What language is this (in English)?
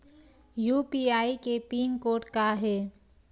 Chhattisgarhi